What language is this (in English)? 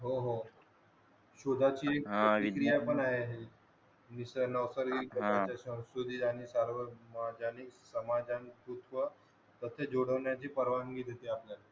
Marathi